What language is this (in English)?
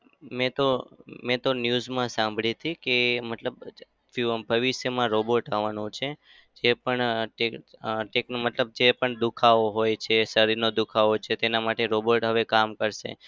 Gujarati